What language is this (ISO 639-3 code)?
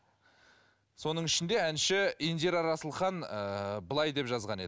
kaz